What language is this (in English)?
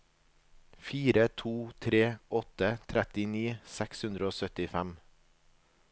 Norwegian